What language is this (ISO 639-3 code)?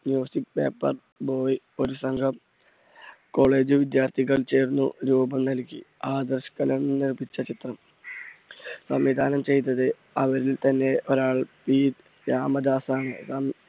mal